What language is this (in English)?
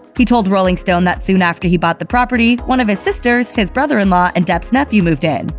English